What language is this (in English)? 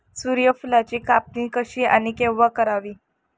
Marathi